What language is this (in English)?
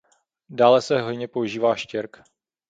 Czech